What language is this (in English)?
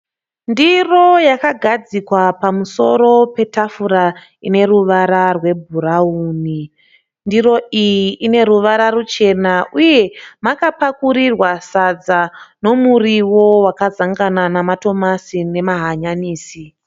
Shona